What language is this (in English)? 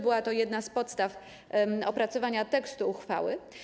Polish